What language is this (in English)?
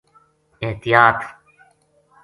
Gujari